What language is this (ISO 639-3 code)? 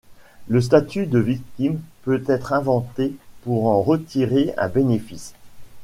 fra